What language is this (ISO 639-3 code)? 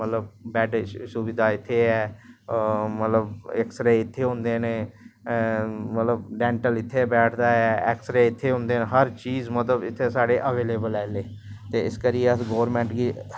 doi